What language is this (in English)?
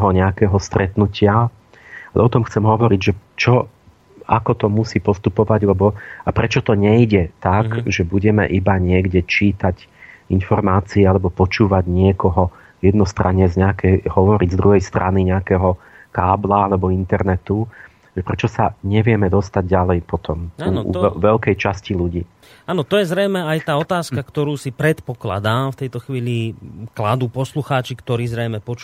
Slovak